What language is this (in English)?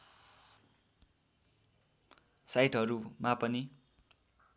Nepali